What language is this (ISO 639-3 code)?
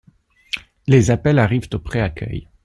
fra